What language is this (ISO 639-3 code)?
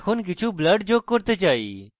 ben